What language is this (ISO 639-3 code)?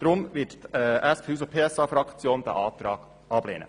gsw